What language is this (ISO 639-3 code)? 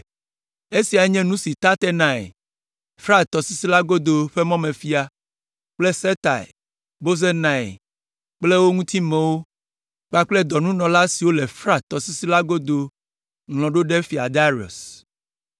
ewe